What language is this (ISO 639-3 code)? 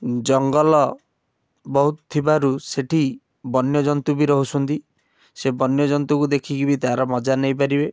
ori